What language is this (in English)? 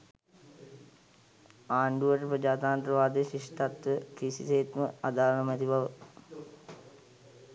Sinhala